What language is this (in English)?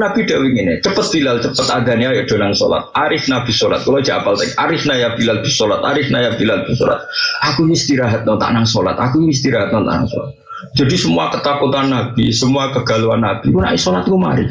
Indonesian